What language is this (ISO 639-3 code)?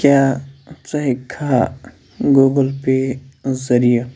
kas